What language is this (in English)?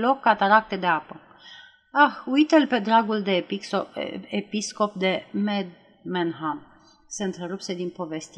Romanian